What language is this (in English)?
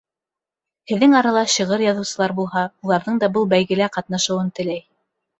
Bashkir